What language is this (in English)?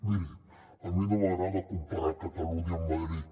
Catalan